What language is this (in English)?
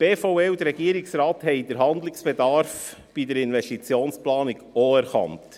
Swiss German